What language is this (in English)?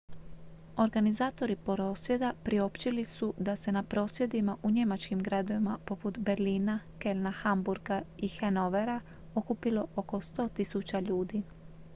Croatian